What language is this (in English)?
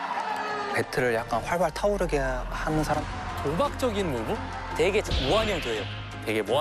Korean